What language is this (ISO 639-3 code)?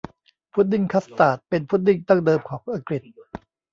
tha